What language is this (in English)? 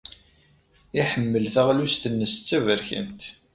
Kabyle